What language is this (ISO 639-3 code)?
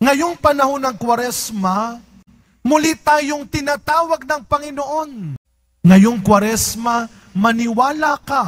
fil